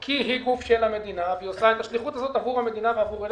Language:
Hebrew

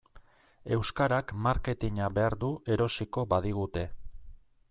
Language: Basque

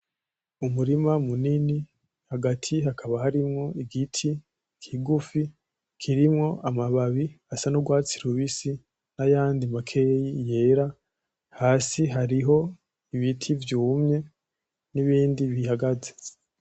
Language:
Rundi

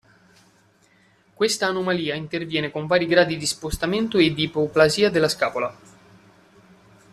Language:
Italian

